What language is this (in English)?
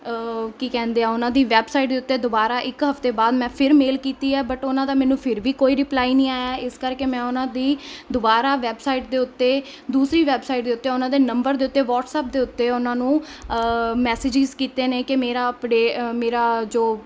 Punjabi